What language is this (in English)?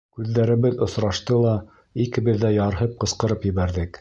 Bashkir